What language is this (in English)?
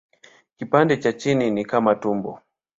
Swahili